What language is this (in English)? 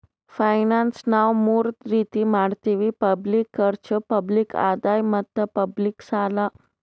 Kannada